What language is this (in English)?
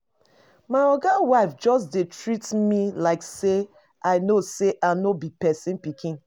Nigerian Pidgin